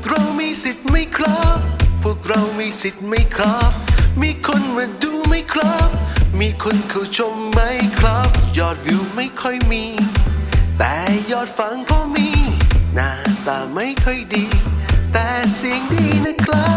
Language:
Thai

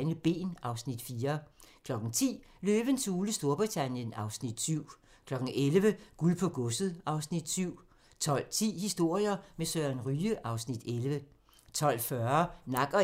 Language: Danish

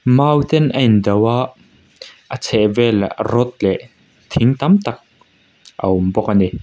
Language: Mizo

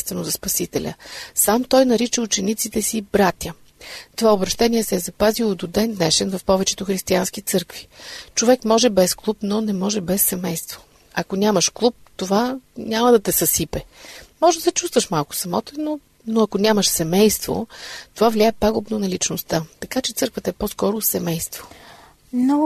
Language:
Bulgarian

